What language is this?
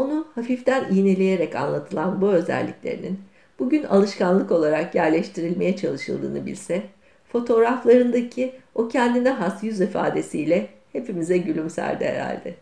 Turkish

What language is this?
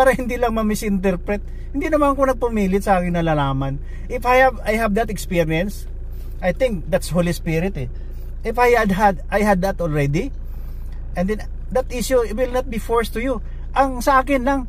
Filipino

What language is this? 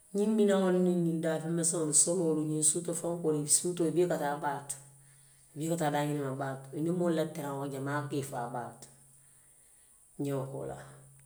Western Maninkakan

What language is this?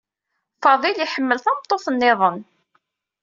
Kabyle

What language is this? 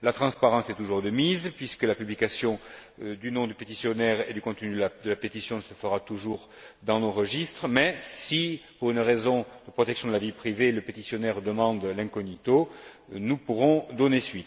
French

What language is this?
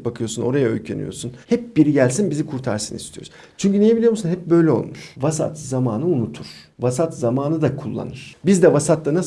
Turkish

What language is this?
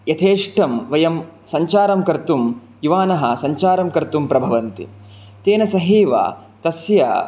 Sanskrit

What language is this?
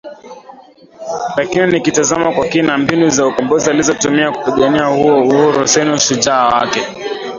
Swahili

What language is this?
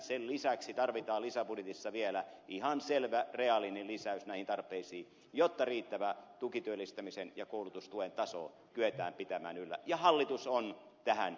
Finnish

